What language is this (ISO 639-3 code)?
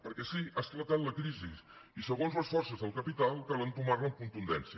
cat